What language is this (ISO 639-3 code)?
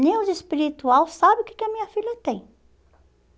por